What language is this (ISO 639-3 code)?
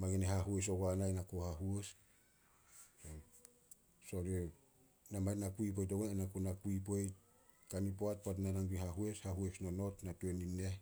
sol